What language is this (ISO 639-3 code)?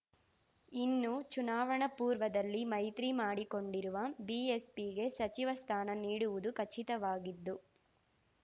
kan